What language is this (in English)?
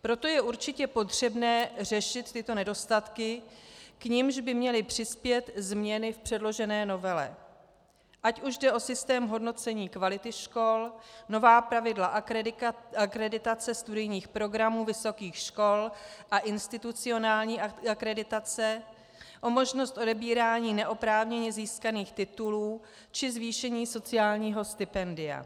Czech